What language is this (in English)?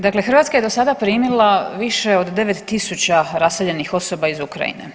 Croatian